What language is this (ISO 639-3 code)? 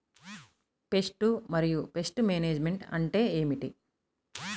tel